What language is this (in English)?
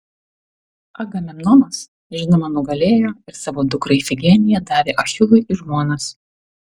Lithuanian